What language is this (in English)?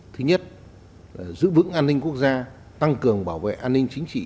Vietnamese